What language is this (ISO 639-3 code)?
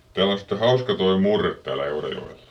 fin